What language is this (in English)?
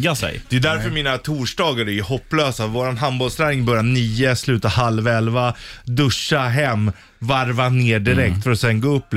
Swedish